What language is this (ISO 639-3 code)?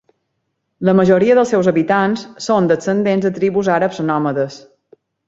cat